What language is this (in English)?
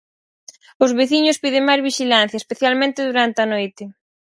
Galician